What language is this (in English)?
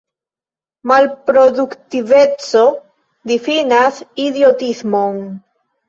Esperanto